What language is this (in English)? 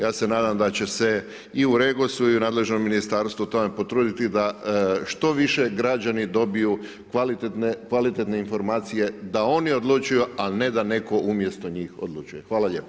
Croatian